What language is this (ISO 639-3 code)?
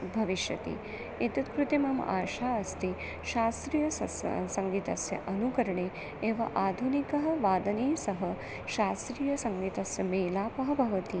san